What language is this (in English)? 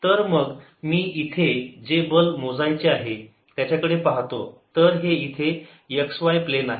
Marathi